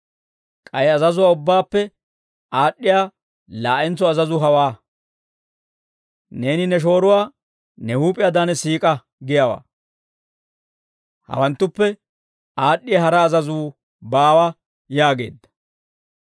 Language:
Dawro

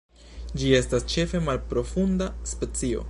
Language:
Esperanto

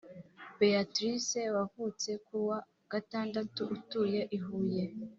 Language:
Kinyarwanda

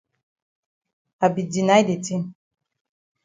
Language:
Cameroon Pidgin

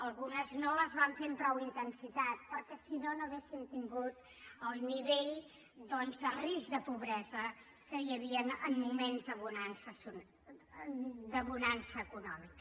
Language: Catalan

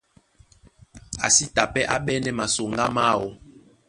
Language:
Duala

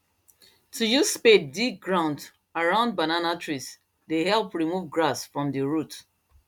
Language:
Nigerian Pidgin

